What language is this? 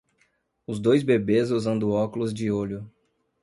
Portuguese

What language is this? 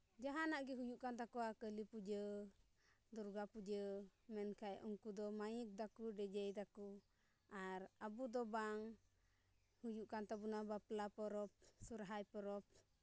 Santali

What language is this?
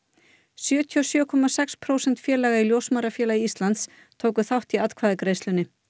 Icelandic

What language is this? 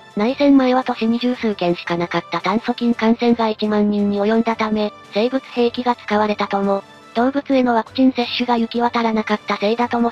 Japanese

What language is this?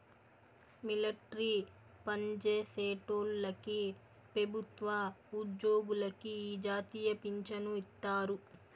Telugu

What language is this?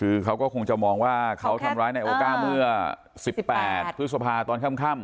Thai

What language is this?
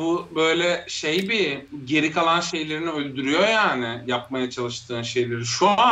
Turkish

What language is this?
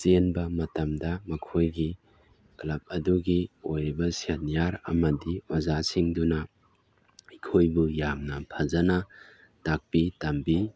Manipuri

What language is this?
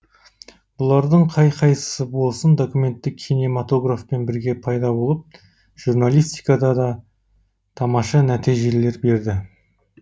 Kazakh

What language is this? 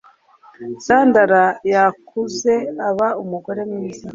Kinyarwanda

